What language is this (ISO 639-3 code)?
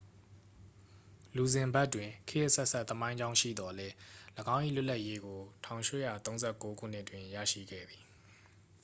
mya